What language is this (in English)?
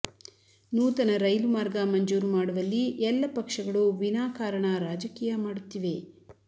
Kannada